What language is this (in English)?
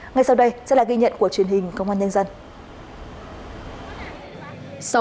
Vietnamese